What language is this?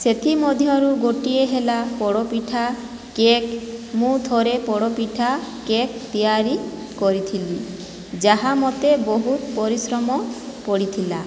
Odia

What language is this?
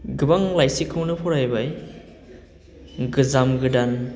Bodo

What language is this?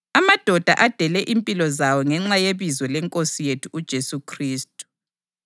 North Ndebele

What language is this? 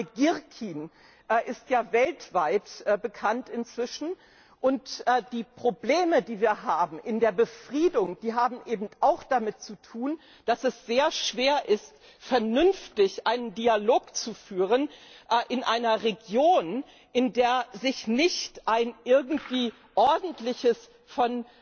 German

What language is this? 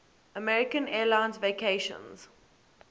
English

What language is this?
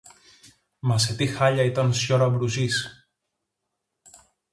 Greek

